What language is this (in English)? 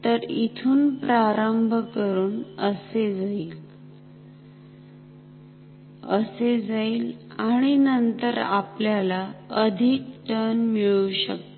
Marathi